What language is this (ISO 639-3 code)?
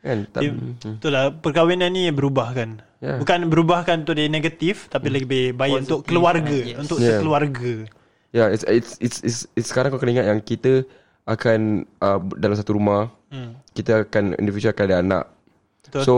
msa